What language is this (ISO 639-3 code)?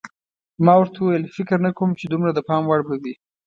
pus